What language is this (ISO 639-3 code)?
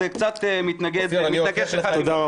heb